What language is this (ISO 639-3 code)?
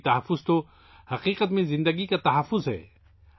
urd